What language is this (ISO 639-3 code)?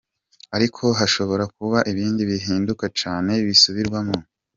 kin